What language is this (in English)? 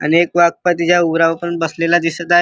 Marathi